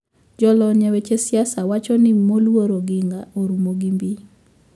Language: Luo (Kenya and Tanzania)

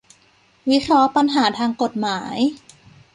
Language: Thai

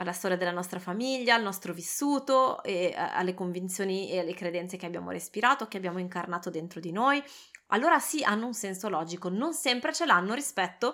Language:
Italian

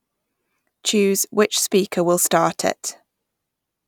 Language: English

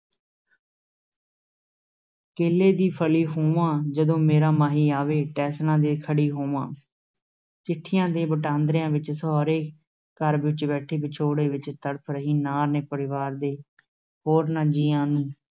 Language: Punjabi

